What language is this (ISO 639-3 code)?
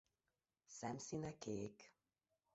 hun